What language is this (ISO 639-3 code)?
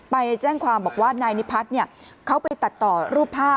tha